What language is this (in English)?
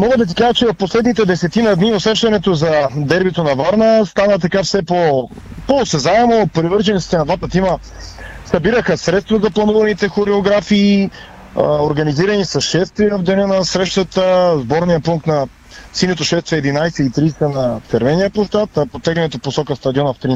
Bulgarian